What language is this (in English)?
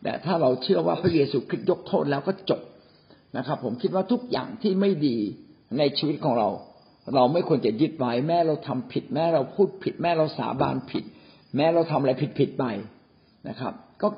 Thai